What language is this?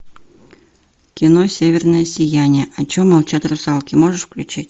Russian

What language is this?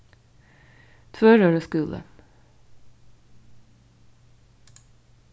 Faroese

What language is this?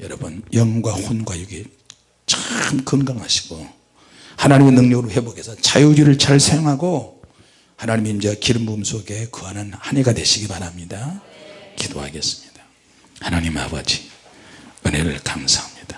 Korean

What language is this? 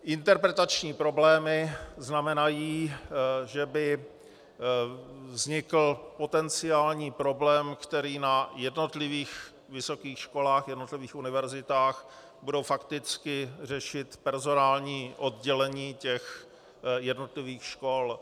Czech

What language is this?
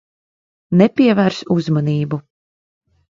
Latvian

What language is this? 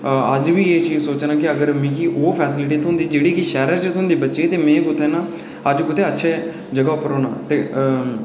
Dogri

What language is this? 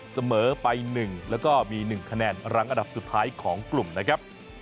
Thai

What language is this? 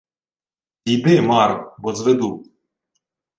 Ukrainian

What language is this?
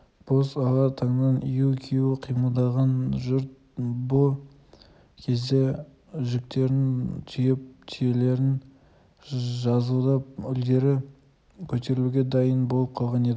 Kazakh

